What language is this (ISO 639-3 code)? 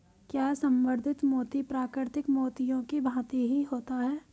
hin